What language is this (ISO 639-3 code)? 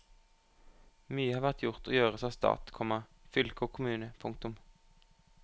nor